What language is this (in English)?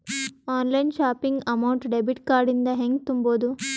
Kannada